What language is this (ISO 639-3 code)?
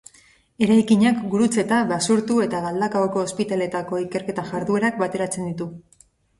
eus